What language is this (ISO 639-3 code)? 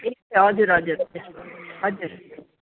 nep